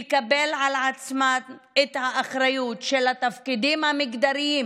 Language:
Hebrew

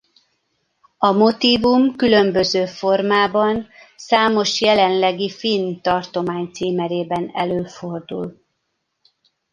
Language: Hungarian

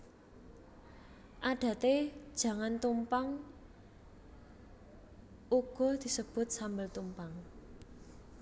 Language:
Javanese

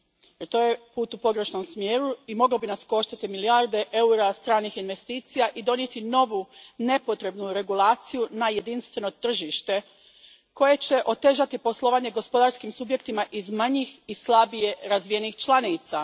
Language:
Croatian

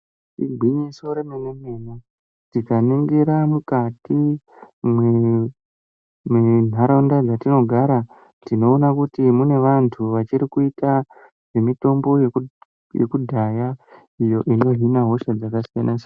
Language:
Ndau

